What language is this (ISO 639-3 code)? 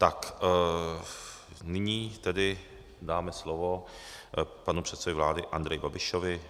ces